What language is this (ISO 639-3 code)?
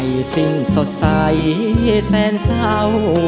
tha